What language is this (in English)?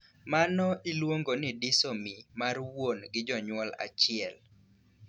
Luo (Kenya and Tanzania)